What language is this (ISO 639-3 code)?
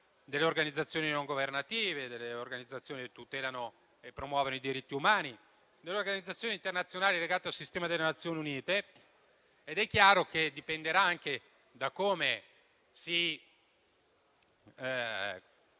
ita